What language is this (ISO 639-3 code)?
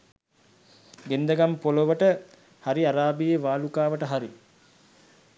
sin